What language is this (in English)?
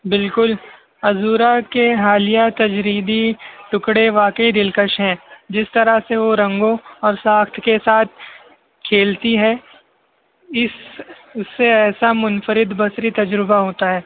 Urdu